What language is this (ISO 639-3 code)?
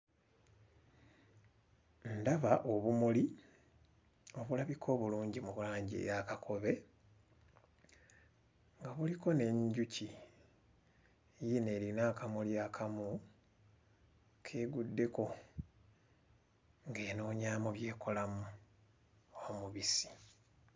lug